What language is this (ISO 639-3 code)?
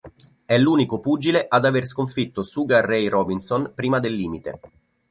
ita